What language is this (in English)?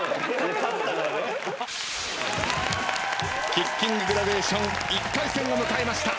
Japanese